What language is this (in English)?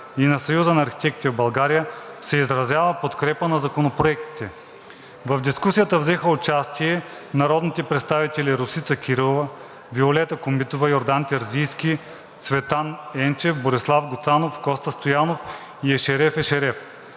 Bulgarian